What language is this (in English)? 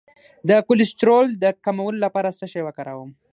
Pashto